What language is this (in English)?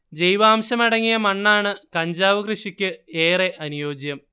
Malayalam